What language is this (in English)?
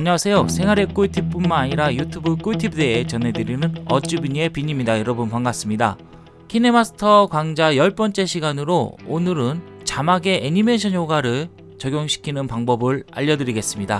Korean